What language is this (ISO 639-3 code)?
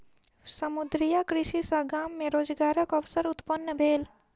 mai